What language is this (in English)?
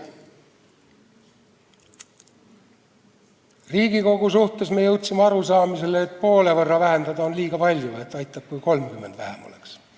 Estonian